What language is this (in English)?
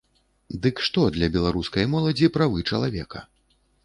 Belarusian